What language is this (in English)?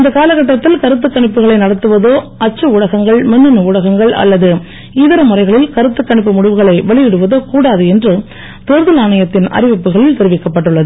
Tamil